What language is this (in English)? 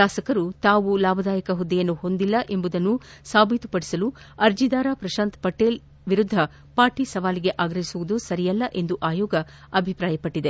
Kannada